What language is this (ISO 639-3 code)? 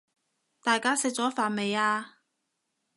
yue